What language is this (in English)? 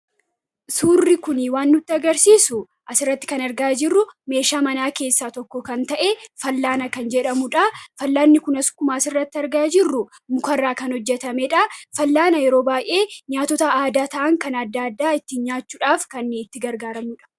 Oromo